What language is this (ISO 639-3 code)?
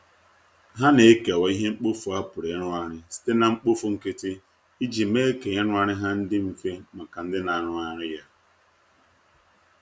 ibo